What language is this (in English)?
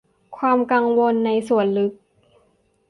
Thai